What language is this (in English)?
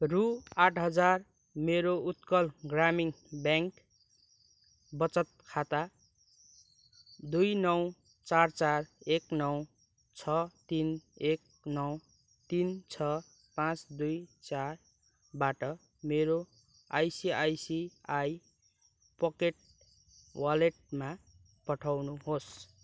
Nepali